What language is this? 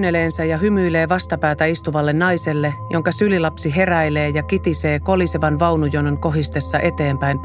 Finnish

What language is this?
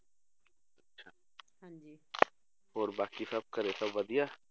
Punjabi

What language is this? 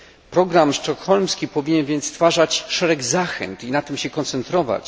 Polish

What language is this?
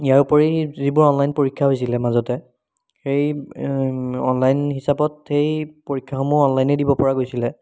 Assamese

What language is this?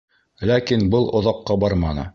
Bashkir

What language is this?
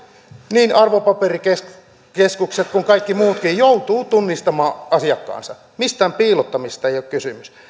Finnish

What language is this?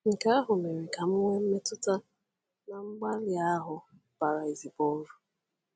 Igbo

